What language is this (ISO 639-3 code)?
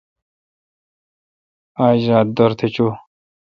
xka